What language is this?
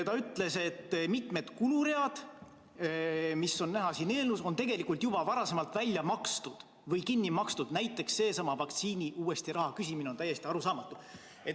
Estonian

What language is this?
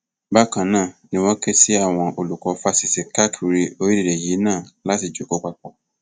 Yoruba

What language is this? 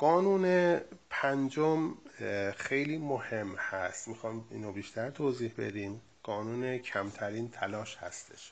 Persian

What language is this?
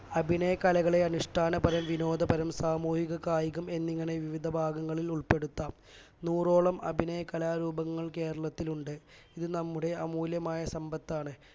Malayalam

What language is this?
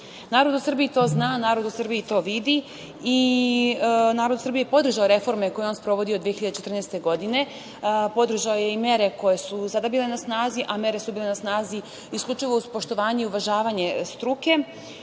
Serbian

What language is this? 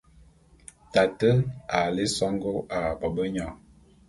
Bulu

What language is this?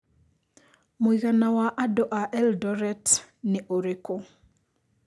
Kikuyu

